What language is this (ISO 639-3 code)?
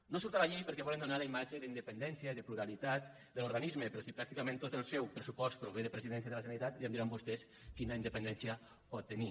cat